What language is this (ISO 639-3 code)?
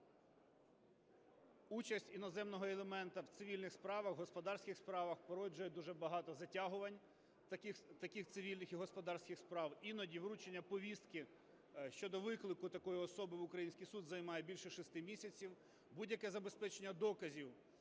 ukr